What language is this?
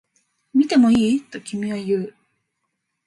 Japanese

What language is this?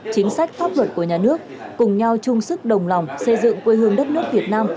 Vietnamese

